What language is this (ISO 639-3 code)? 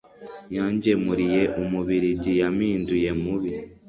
kin